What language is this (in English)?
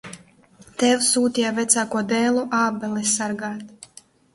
Latvian